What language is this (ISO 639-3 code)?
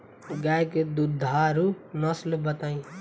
bho